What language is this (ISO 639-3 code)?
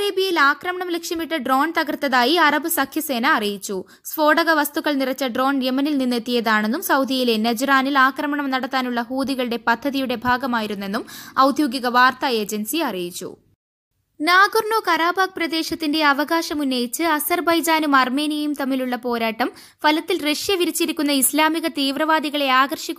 tur